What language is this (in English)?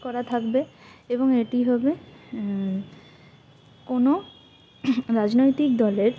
Bangla